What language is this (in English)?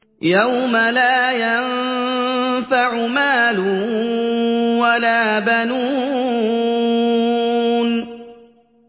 Arabic